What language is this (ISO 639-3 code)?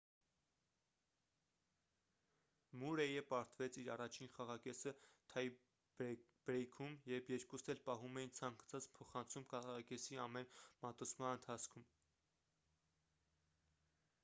hye